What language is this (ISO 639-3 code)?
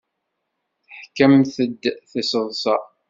kab